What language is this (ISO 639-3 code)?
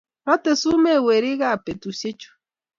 kln